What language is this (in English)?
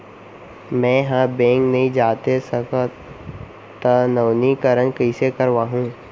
Chhattisgarhi